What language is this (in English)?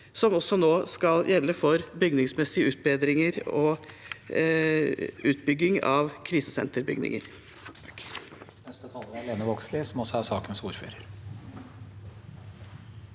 Norwegian